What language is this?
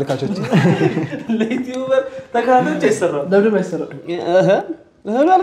Arabic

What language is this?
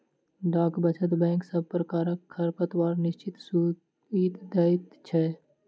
Maithili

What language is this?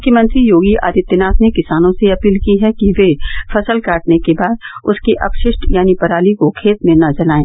Hindi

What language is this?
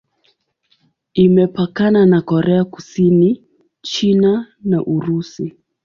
Swahili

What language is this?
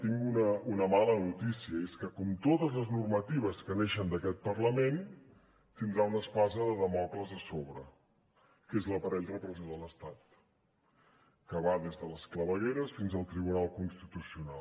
Catalan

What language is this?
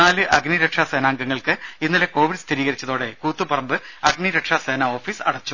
Malayalam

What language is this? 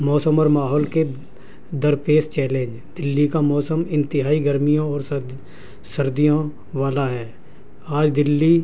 Urdu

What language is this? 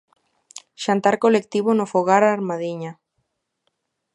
Galician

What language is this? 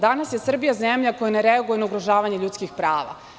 Serbian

